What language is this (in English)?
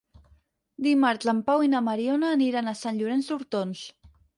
Catalan